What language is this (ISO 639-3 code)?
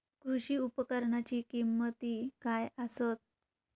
mar